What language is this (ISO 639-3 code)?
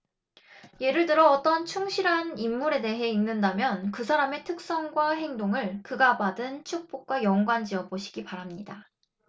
kor